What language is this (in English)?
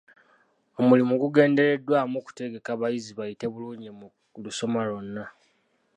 Ganda